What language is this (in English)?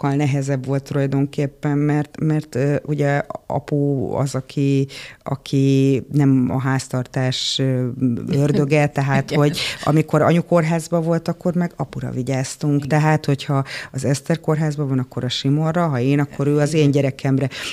Hungarian